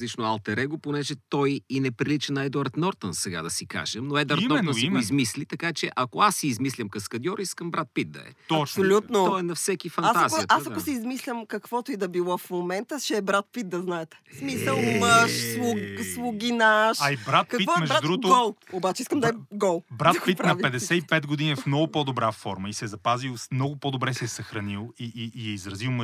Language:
Bulgarian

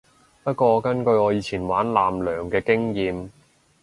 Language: Cantonese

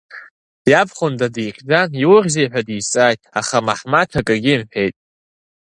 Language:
Abkhazian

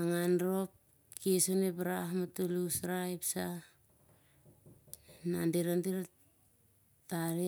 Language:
Siar-Lak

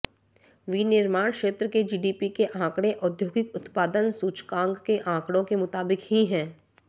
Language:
Hindi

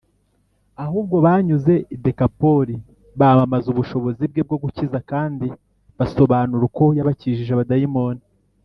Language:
Kinyarwanda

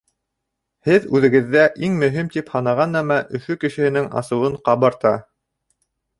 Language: Bashkir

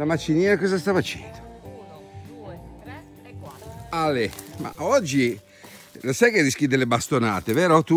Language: Italian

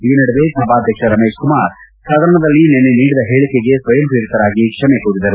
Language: Kannada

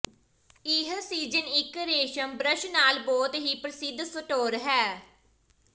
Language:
Punjabi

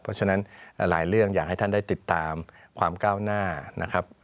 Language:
Thai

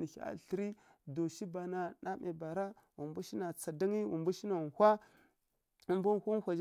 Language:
Kirya-Konzəl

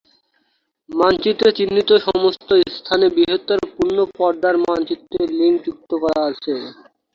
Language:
Bangla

